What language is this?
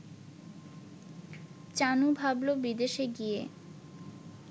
Bangla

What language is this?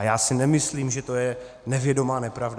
Czech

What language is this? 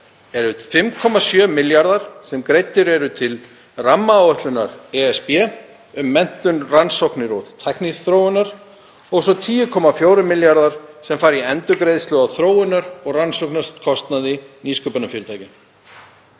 Icelandic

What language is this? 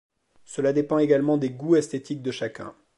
French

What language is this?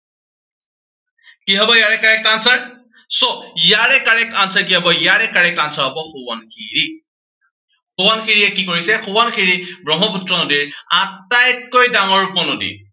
Assamese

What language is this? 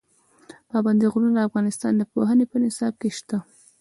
Pashto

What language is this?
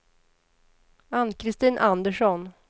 Swedish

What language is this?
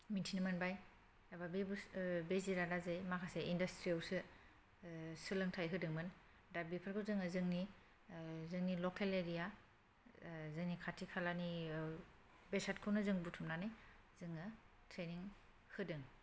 Bodo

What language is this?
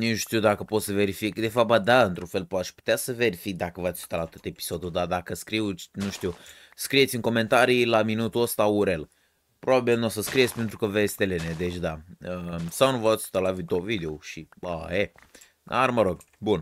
Romanian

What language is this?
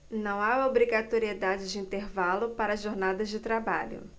Portuguese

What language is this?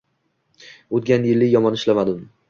Uzbek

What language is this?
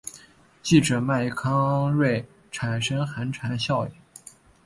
Chinese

